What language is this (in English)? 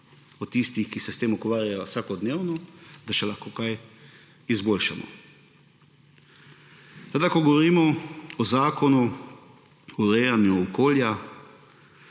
Slovenian